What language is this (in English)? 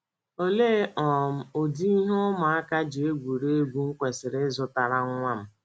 Igbo